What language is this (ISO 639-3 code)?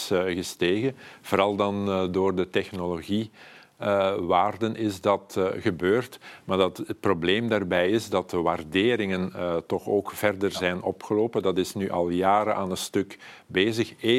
nld